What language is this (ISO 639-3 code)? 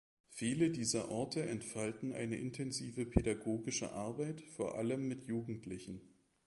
deu